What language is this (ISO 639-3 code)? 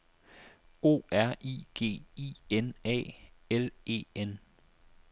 dan